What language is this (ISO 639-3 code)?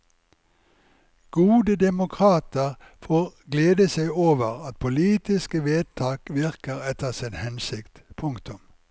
nor